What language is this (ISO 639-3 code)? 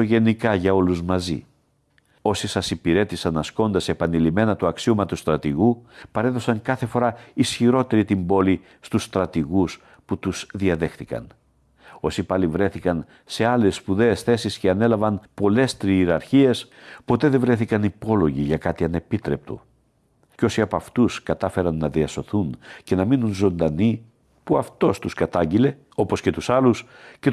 ell